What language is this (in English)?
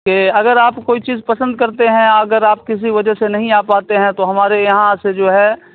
Urdu